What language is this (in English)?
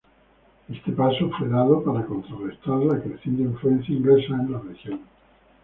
Spanish